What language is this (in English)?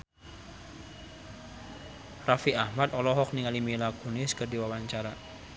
Sundanese